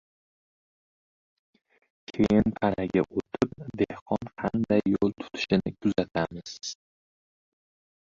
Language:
Uzbek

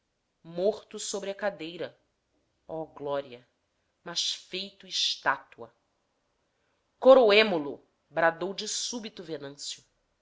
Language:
Portuguese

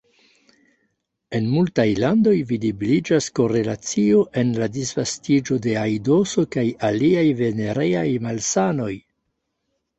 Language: Esperanto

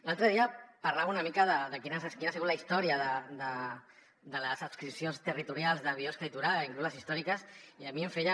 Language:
Catalan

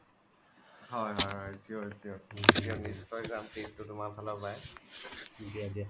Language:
Assamese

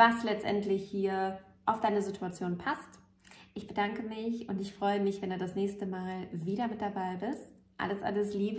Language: German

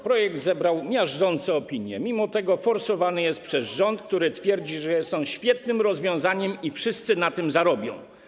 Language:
Polish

